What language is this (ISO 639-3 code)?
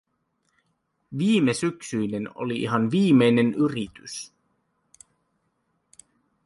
fin